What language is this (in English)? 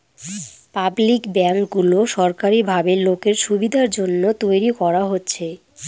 Bangla